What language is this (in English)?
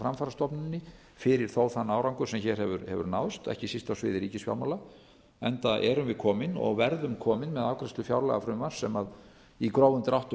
Icelandic